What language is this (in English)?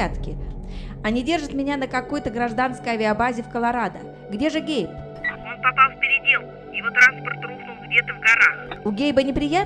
Russian